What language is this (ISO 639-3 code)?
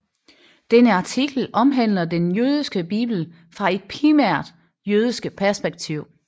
dan